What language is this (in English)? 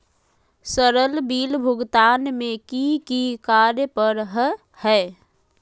Magahi